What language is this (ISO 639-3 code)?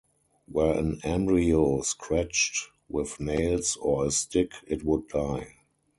eng